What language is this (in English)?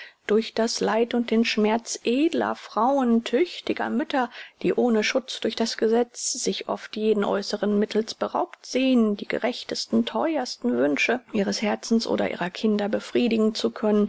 German